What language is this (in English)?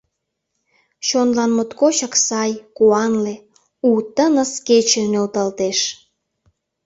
Mari